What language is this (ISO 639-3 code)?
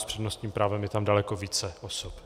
ces